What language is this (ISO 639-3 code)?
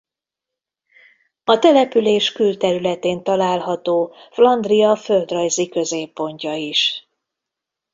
hun